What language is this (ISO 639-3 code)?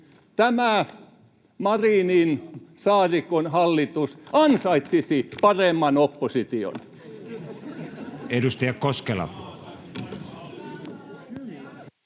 fin